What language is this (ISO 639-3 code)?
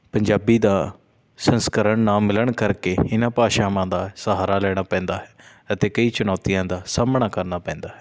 pan